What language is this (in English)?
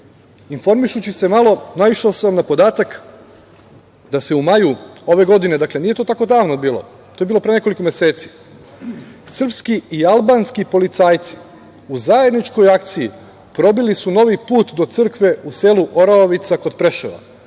Serbian